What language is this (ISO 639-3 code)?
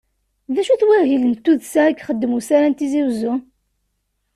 kab